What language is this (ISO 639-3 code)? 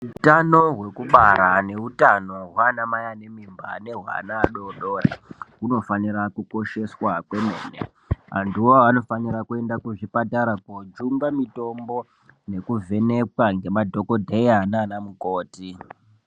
ndc